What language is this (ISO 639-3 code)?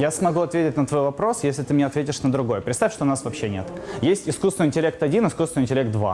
rus